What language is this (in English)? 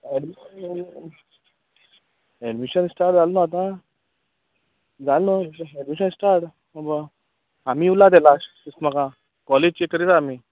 Konkani